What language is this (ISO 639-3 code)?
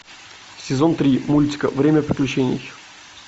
rus